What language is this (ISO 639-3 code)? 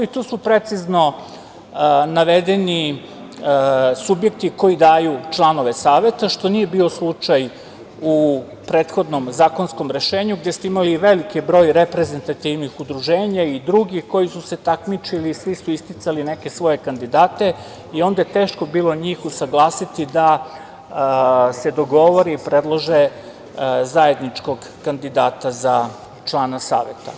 srp